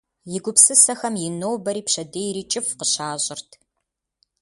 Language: Kabardian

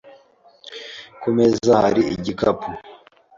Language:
Kinyarwanda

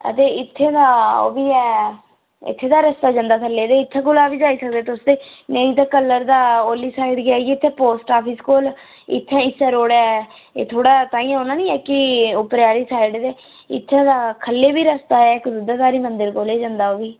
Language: Dogri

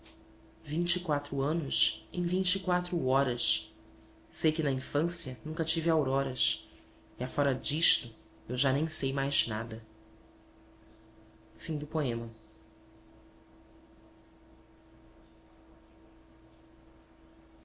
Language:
Portuguese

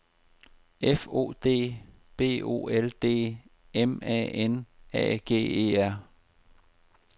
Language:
Danish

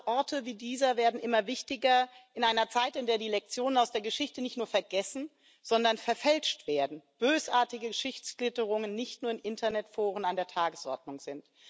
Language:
German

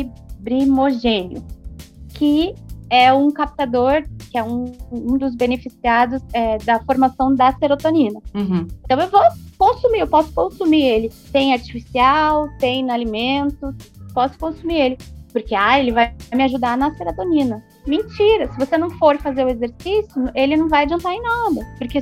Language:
Portuguese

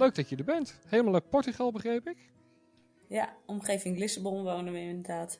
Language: Dutch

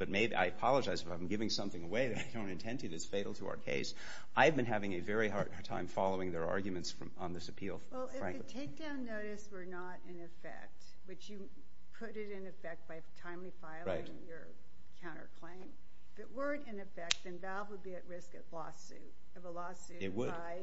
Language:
English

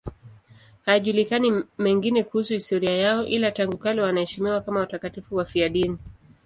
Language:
Swahili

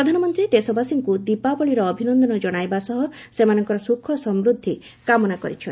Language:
Odia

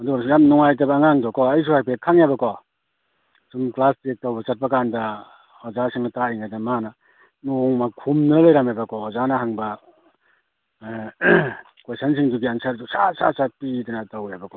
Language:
Manipuri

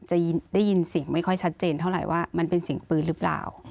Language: Thai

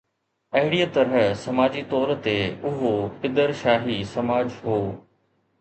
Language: Sindhi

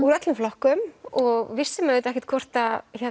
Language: Icelandic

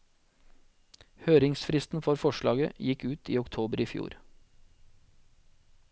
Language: Norwegian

